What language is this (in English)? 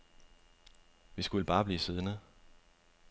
Danish